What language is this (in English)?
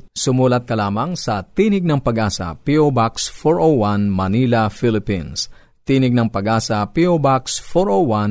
Filipino